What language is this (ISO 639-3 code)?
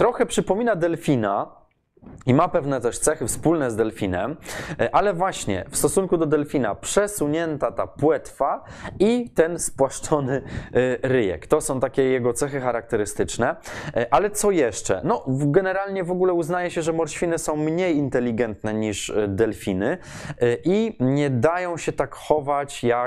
pol